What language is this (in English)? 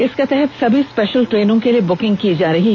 Hindi